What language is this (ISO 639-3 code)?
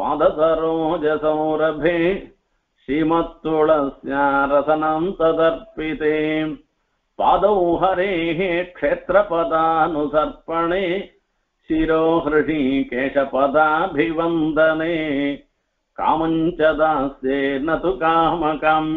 vie